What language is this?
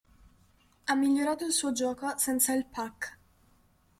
Italian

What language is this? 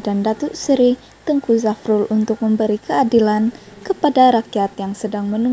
Indonesian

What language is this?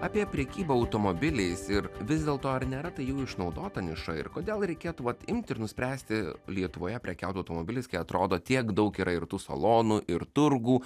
Lithuanian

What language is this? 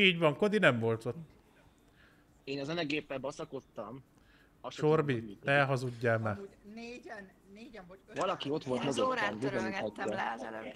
Hungarian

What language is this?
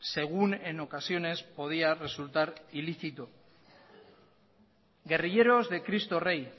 Spanish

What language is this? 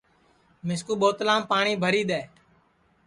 Sansi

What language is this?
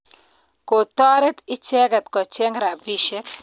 Kalenjin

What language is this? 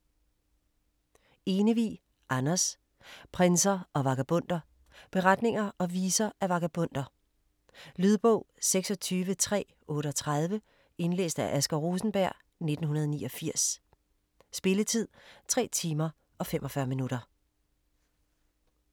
Danish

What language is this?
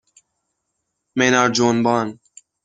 Persian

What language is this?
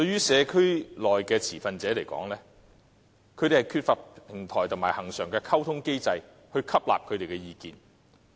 Cantonese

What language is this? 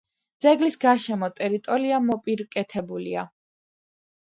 Georgian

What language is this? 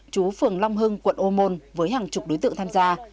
Vietnamese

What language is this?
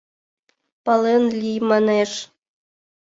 Mari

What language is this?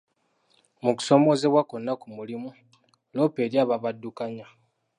Ganda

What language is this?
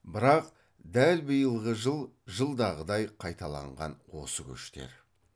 Kazakh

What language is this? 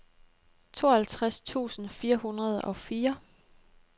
Danish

